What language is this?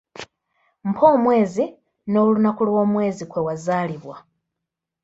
Ganda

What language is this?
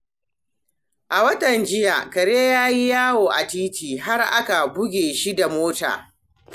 Hausa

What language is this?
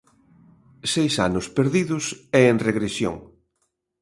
Galician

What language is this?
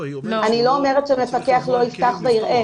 Hebrew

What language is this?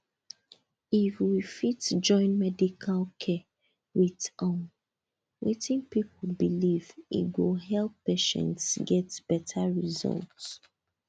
Nigerian Pidgin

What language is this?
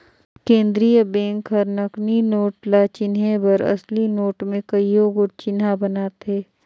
Chhattisgarhi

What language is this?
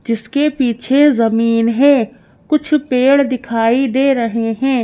Hindi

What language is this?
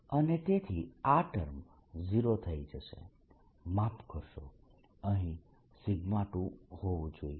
Gujarati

